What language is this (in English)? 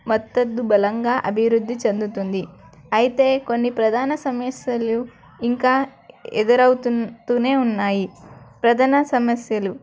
Telugu